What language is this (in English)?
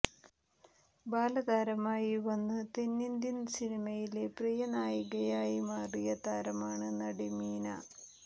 Malayalam